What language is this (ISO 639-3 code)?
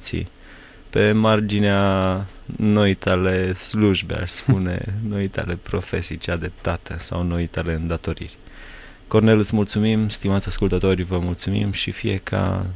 ron